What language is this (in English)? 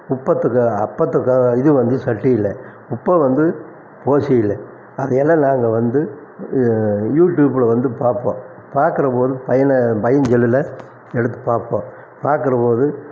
Tamil